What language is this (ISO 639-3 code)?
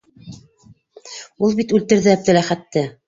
bak